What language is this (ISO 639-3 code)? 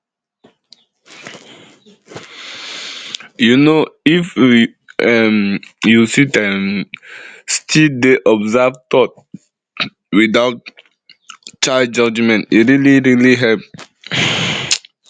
pcm